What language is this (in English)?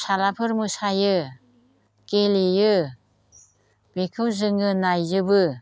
Bodo